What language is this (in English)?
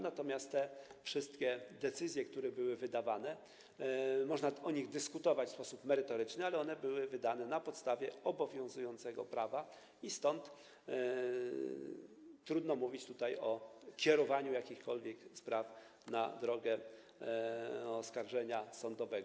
Polish